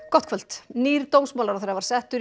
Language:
Icelandic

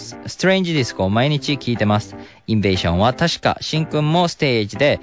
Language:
Japanese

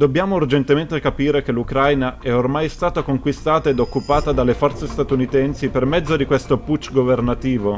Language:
Italian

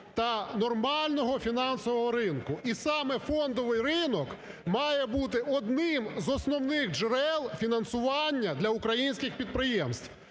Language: Ukrainian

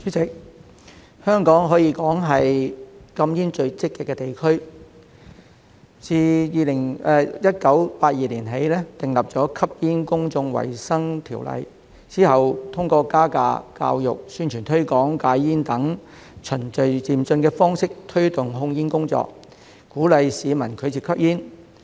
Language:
Cantonese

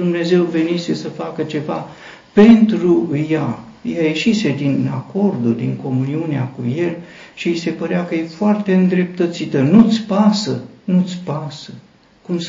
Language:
Romanian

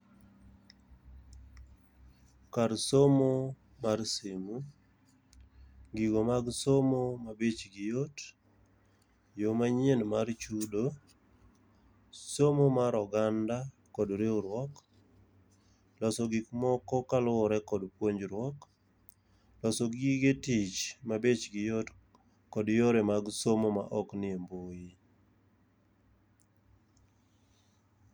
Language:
Luo (Kenya and Tanzania)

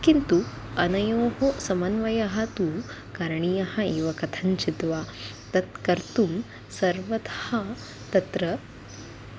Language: Sanskrit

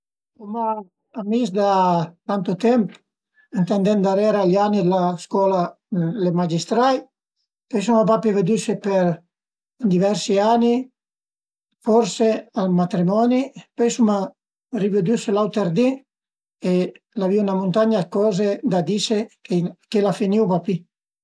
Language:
Piedmontese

